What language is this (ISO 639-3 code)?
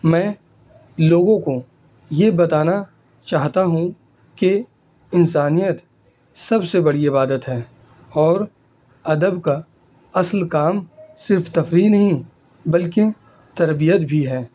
urd